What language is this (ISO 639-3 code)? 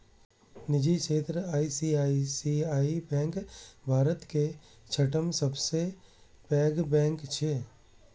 mai